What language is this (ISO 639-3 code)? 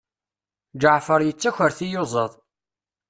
kab